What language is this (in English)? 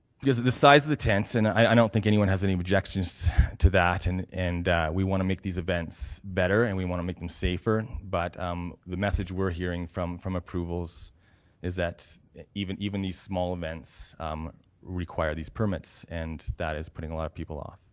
English